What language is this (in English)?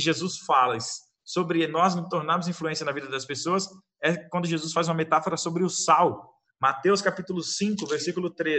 Portuguese